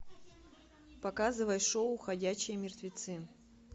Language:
Russian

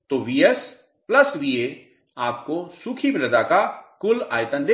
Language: Hindi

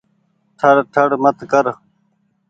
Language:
Goaria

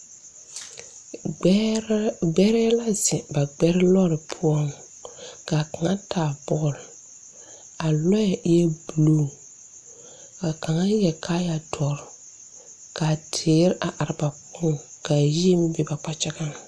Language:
Southern Dagaare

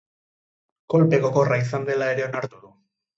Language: Basque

